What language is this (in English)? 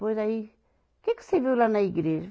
Portuguese